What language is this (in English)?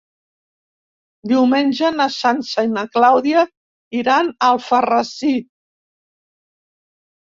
Catalan